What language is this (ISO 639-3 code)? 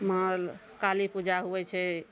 mai